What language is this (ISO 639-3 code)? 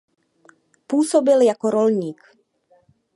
ces